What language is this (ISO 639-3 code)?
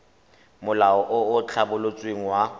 tsn